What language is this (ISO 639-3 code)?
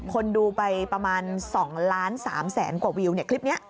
tha